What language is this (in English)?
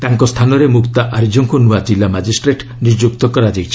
Odia